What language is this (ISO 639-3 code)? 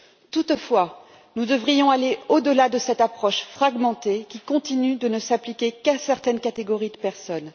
fra